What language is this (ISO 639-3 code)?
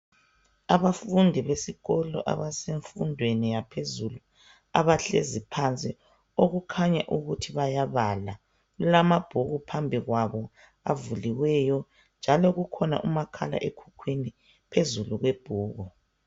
nde